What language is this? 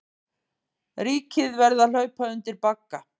Icelandic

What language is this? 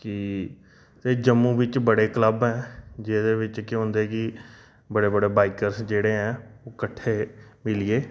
Dogri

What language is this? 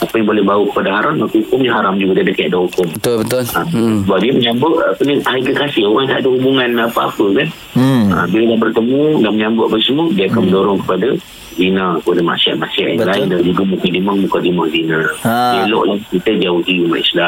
Malay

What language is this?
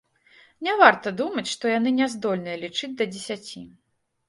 Belarusian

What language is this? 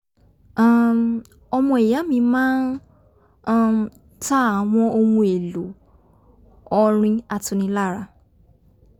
Yoruba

